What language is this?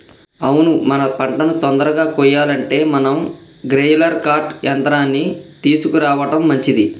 Telugu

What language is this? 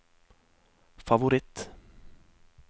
Norwegian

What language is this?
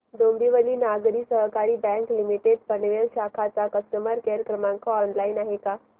Marathi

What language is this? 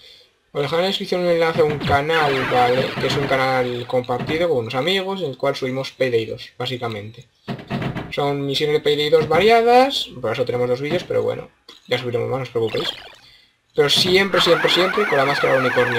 Spanish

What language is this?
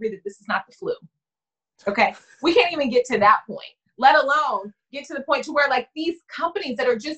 English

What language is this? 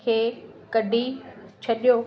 Sindhi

